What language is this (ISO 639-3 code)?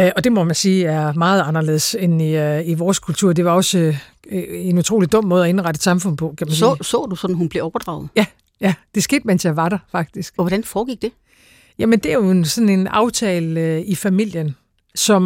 dan